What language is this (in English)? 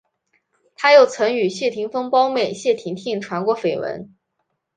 Chinese